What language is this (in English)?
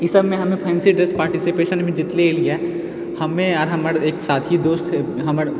Maithili